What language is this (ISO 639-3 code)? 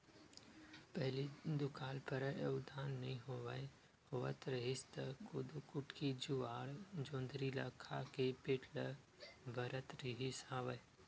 hne